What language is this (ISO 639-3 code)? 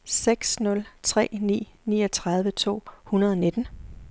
dan